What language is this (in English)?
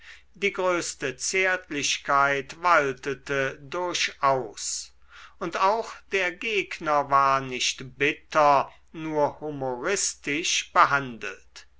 German